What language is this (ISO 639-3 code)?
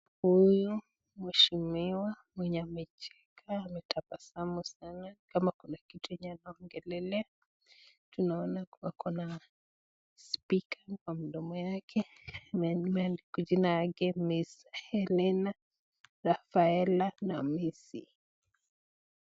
swa